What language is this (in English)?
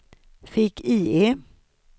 Swedish